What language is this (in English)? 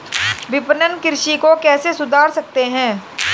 Hindi